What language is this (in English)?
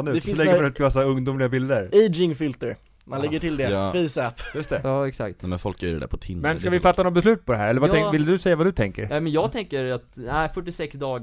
Swedish